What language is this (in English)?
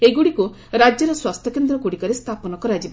Odia